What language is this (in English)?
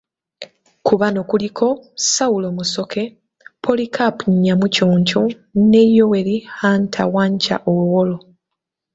Ganda